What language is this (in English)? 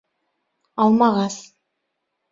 Bashkir